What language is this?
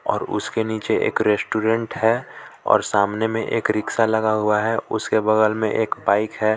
Hindi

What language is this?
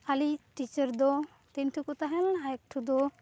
Santali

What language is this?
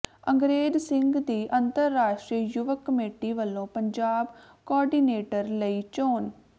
Punjabi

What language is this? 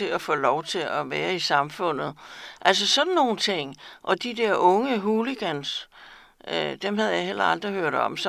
Danish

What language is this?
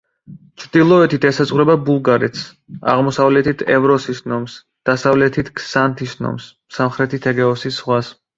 Georgian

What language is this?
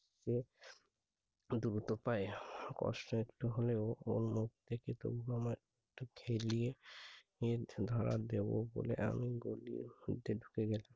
Bangla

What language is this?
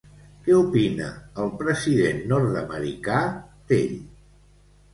Catalan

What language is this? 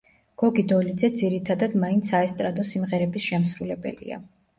Georgian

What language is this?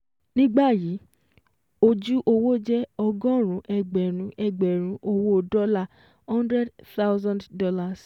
Yoruba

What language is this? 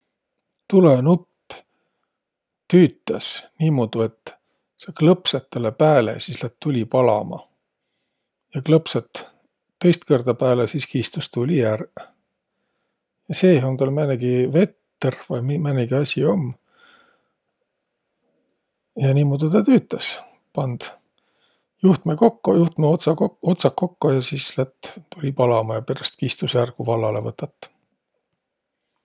Võro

